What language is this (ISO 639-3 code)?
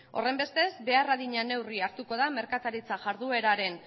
eus